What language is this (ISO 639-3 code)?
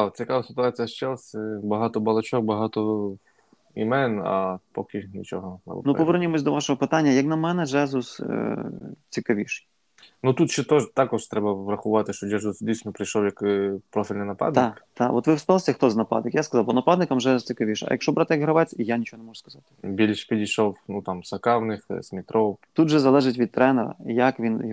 ukr